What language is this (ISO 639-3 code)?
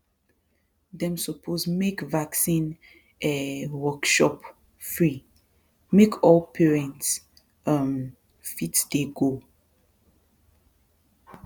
pcm